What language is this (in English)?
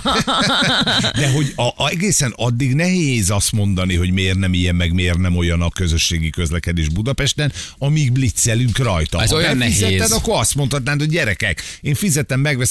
Hungarian